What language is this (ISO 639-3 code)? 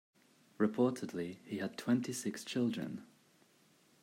eng